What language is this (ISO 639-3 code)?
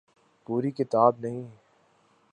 urd